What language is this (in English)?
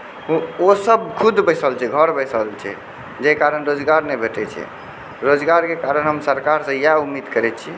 Maithili